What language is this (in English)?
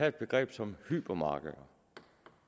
Danish